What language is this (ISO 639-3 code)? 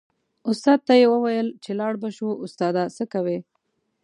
pus